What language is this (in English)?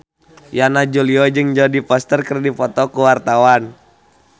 Sundanese